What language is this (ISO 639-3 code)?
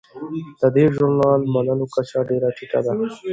pus